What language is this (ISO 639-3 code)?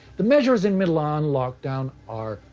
eng